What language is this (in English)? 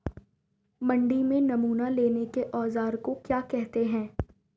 Hindi